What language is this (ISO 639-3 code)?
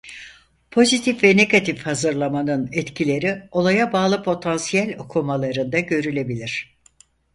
tur